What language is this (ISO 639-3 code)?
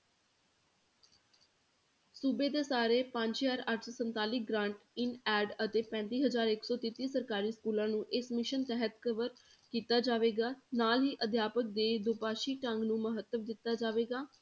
pan